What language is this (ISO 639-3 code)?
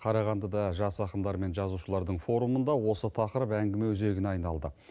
kaz